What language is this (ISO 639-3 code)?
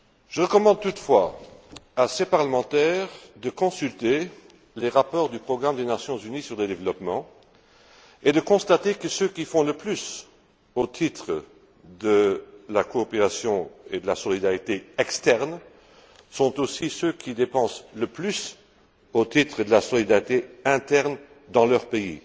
fra